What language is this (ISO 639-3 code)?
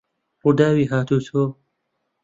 ckb